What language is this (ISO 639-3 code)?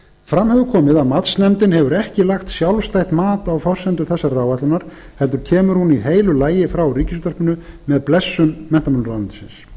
isl